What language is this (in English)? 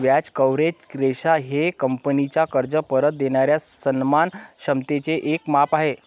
Marathi